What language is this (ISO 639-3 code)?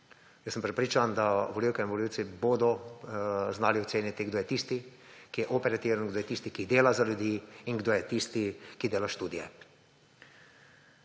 slv